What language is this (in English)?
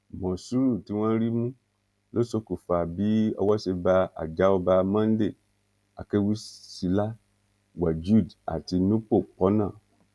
Yoruba